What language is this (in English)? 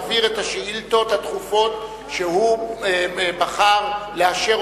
Hebrew